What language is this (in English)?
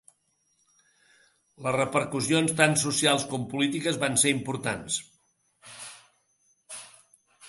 Catalan